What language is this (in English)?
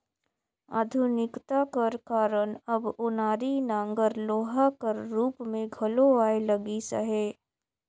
Chhattisgarhi